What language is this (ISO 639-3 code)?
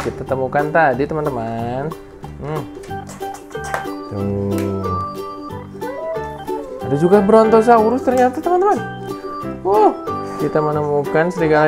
ind